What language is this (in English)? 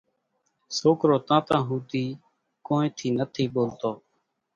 Kachi Koli